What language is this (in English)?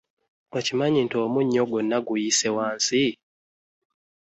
Ganda